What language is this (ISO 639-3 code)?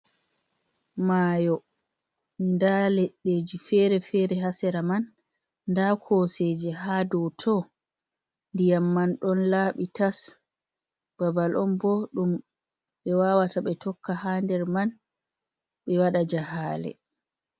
ful